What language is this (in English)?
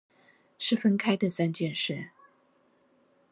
Chinese